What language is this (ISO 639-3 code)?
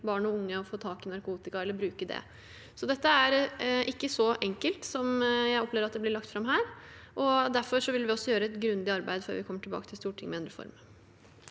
nor